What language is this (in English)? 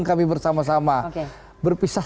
Indonesian